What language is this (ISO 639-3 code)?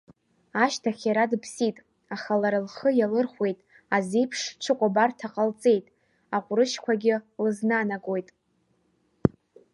abk